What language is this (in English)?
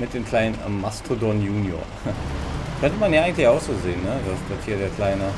German